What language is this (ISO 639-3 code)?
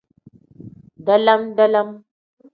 kdh